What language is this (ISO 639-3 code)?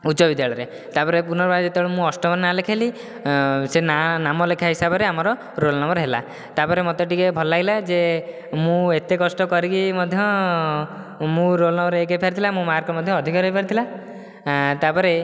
ori